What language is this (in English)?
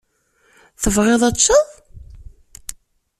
Kabyle